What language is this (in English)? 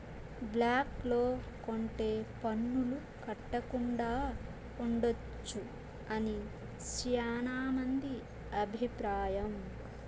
Telugu